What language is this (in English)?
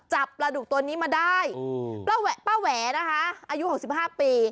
Thai